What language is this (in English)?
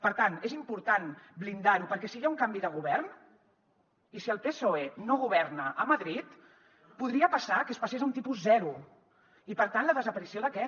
Catalan